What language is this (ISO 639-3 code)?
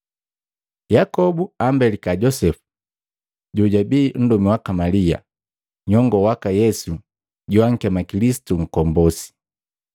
mgv